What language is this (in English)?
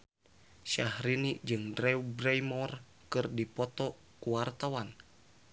Sundanese